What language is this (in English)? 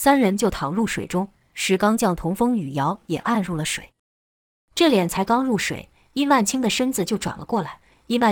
Chinese